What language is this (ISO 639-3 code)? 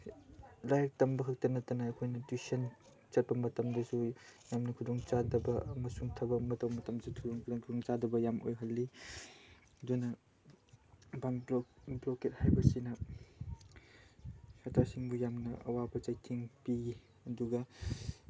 mni